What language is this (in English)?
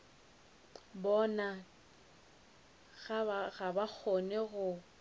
Northern Sotho